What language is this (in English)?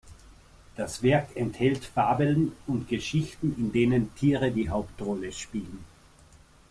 German